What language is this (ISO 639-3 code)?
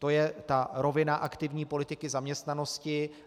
ces